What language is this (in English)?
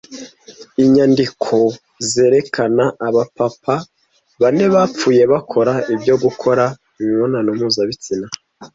Kinyarwanda